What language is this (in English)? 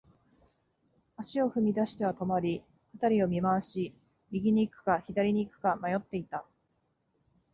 Japanese